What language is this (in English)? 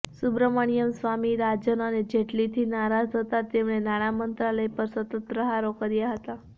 Gujarati